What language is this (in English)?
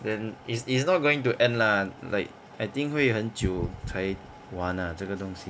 English